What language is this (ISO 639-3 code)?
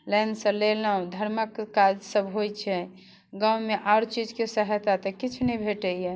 mai